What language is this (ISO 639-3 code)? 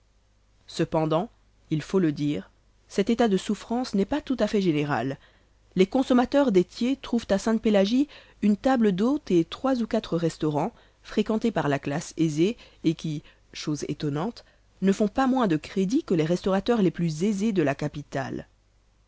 fra